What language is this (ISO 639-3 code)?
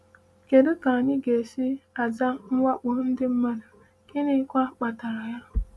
ibo